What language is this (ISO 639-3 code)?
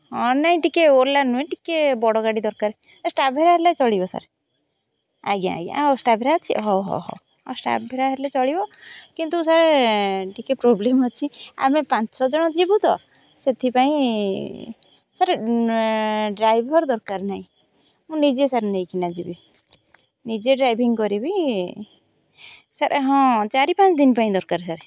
ori